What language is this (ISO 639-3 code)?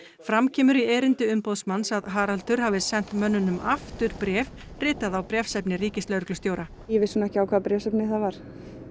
isl